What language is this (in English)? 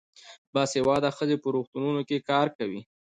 Pashto